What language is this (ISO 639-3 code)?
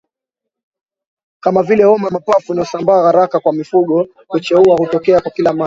swa